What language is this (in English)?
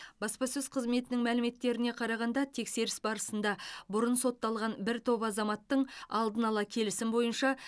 Kazakh